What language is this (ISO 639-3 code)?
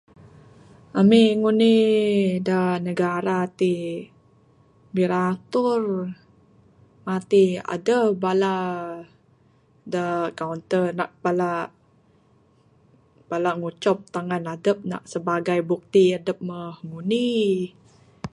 sdo